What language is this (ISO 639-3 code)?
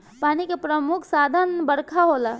bho